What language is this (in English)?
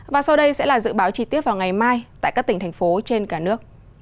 Vietnamese